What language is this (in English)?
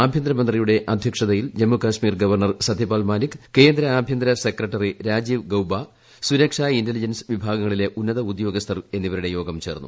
Malayalam